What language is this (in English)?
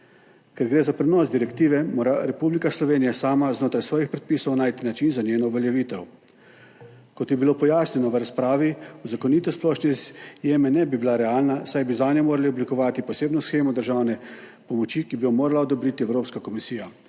Slovenian